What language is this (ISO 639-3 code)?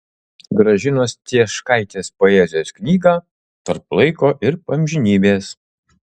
lit